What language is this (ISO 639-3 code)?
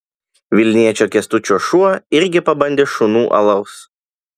lit